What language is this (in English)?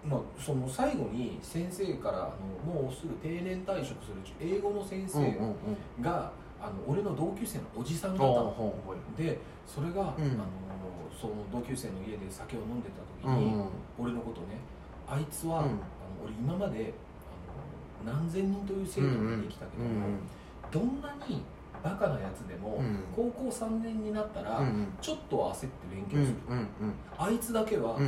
Japanese